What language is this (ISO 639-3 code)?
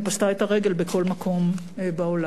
heb